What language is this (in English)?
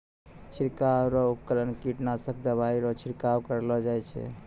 Maithili